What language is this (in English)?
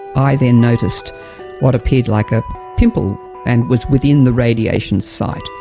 English